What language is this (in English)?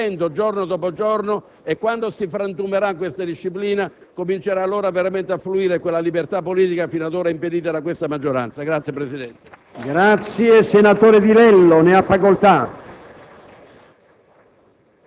Italian